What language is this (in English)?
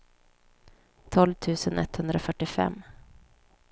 Swedish